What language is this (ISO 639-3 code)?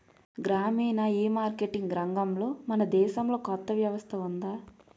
tel